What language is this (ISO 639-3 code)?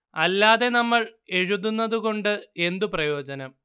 mal